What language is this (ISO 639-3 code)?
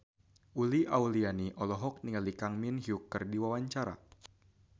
sun